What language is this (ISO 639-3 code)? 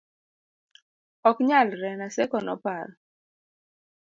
luo